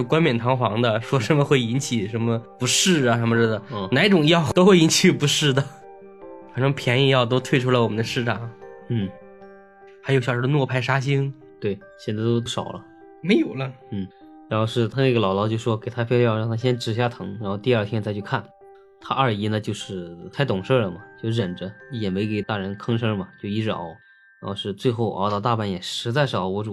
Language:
Chinese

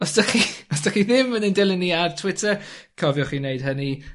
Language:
Welsh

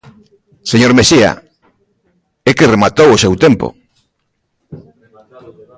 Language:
Galician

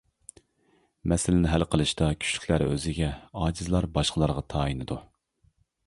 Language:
Uyghur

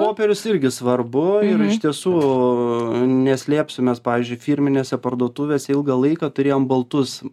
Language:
Lithuanian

